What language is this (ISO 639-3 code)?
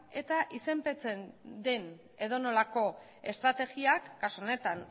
eus